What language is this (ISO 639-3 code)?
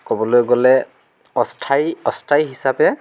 asm